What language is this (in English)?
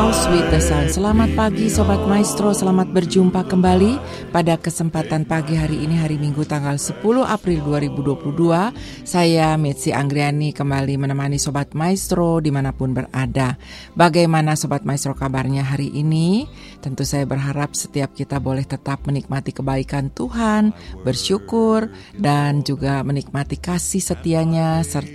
Indonesian